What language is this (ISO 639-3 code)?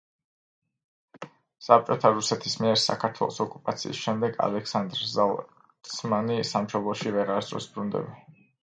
kat